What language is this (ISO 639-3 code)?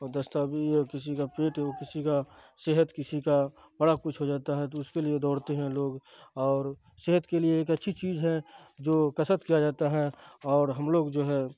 urd